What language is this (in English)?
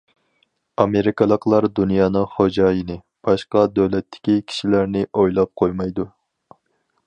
Uyghur